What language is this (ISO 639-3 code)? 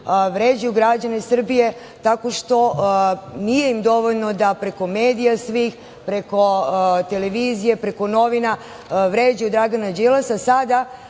srp